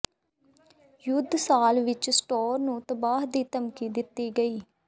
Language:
Punjabi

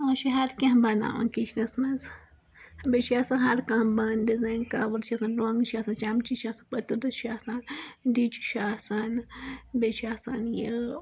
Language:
Kashmiri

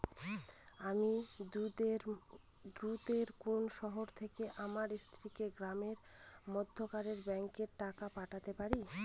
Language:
Bangla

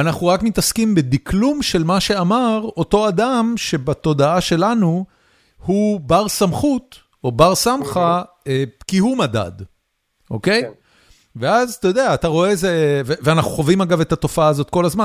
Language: Hebrew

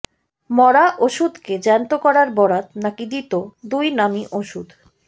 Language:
Bangla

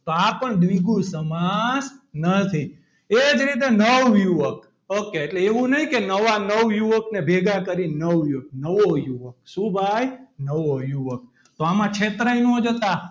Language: Gujarati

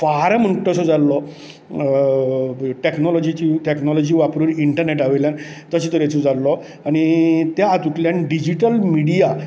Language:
Konkani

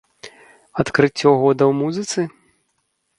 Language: Belarusian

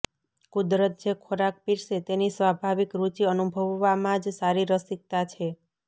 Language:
Gujarati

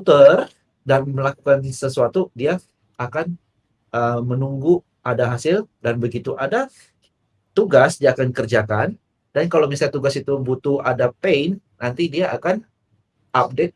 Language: Indonesian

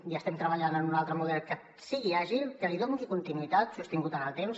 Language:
Catalan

